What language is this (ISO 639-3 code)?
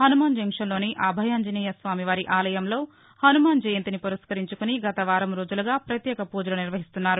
tel